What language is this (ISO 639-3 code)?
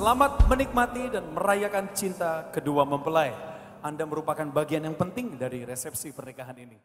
ind